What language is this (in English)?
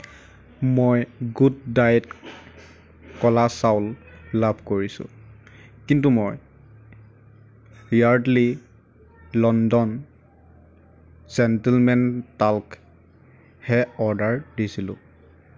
Assamese